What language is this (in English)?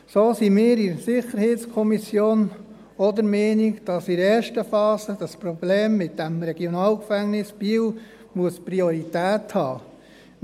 Swiss German